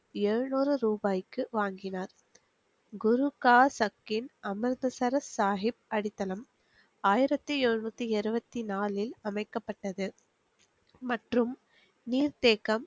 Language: Tamil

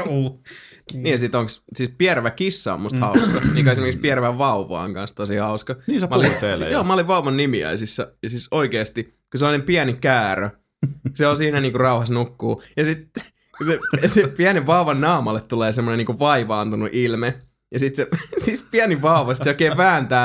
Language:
Finnish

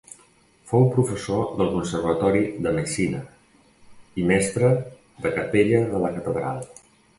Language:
Catalan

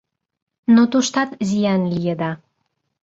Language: Mari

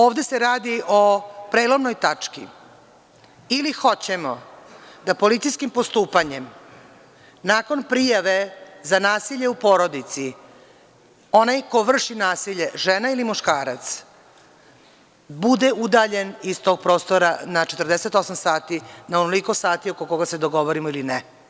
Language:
Serbian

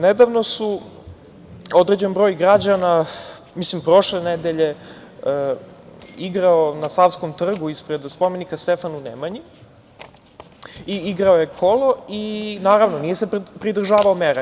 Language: Serbian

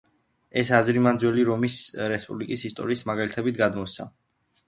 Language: Georgian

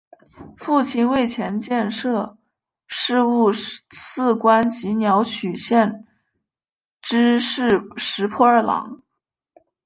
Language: Chinese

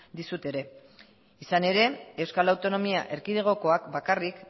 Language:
Basque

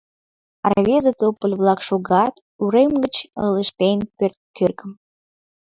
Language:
Mari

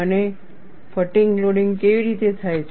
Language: Gujarati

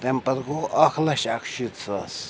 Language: Kashmiri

